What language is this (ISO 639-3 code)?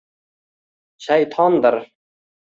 uzb